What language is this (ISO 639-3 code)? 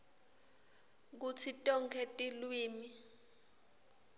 ssw